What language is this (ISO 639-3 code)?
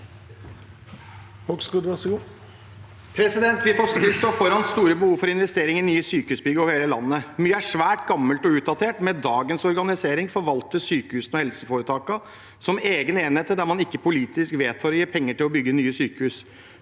nor